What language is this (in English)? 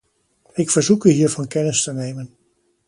Dutch